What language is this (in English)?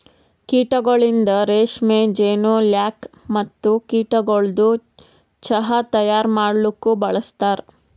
Kannada